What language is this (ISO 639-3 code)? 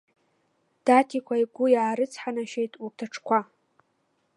abk